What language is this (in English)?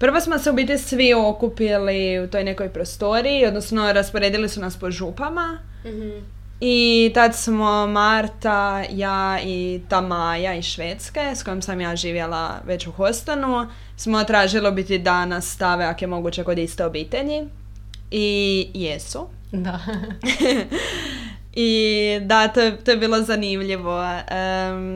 Croatian